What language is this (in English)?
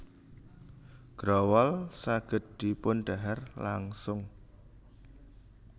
Javanese